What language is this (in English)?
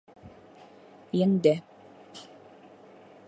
Bashkir